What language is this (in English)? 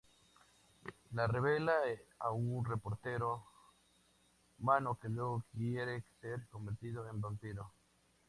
Spanish